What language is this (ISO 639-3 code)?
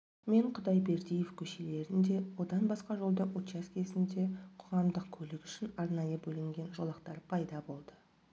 kaz